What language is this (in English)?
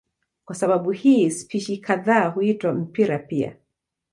Swahili